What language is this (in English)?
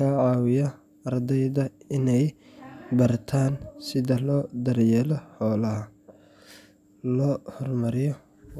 Somali